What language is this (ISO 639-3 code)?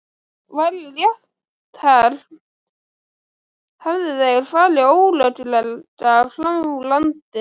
isl